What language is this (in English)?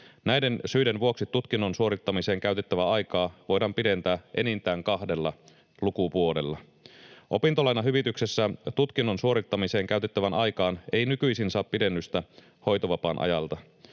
Finnish